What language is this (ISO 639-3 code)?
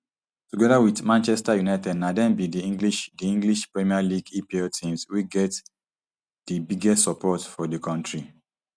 pcm